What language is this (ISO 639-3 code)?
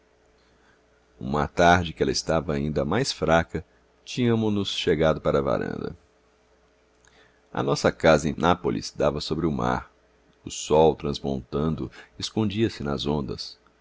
por